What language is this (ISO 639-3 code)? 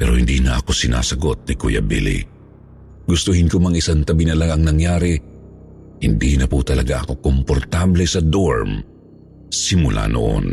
fil